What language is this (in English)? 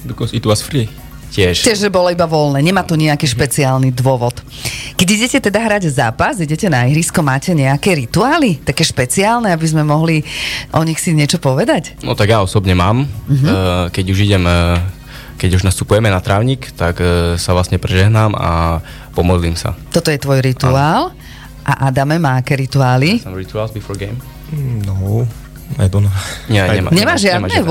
Slovak